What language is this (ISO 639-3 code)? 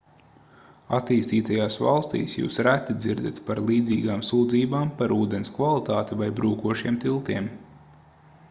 lav